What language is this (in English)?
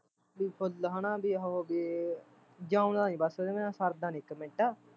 Punjabi